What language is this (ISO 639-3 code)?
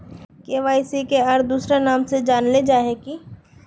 mag